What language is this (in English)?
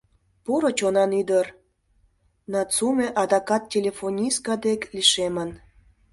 Mari